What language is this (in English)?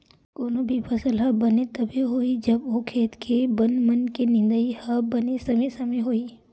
Chhattisgarhi